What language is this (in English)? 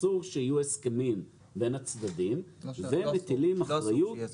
Hebrew